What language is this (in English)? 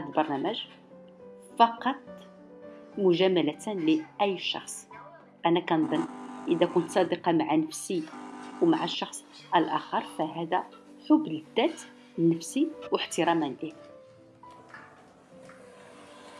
Arabic